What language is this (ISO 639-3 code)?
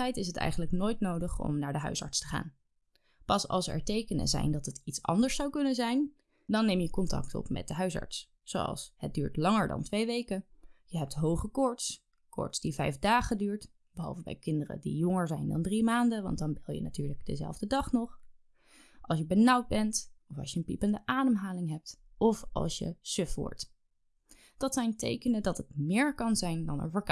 nld